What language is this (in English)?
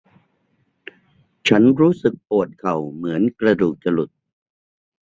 Thai